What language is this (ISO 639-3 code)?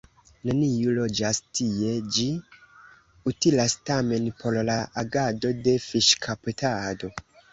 epo